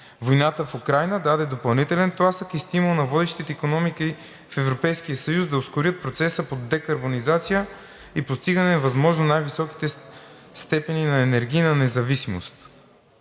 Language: Bulgarian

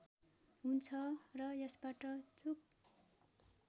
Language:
Nepali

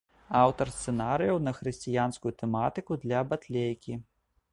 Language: Belarusian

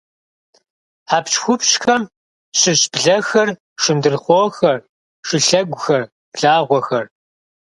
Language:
Kabardian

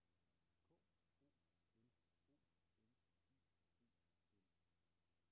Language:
Danish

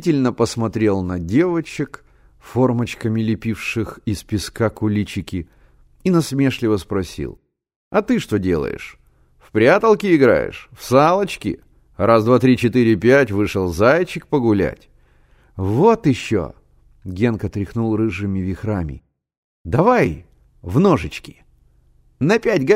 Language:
Russian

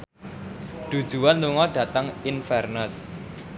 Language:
Javanese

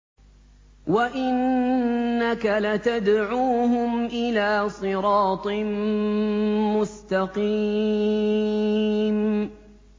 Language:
Arabic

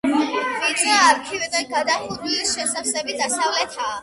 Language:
Georgian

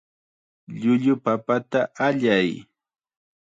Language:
Chiquián Ancash Quechua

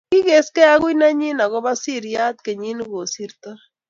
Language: Kalenjin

